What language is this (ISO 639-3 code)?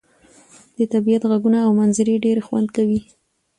pus